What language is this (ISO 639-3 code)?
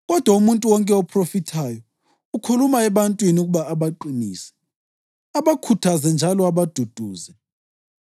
nde